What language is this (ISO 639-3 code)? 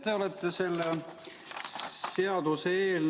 est